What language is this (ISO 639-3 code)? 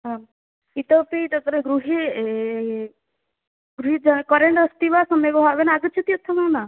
san